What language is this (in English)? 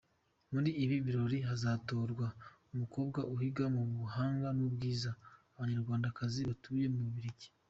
Kinyarwanda